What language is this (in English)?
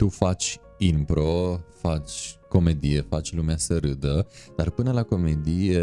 Romanian